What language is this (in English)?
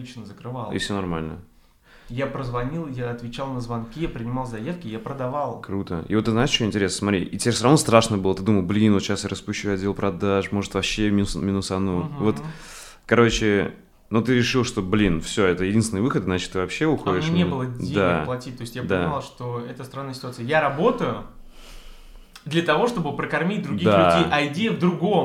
Russian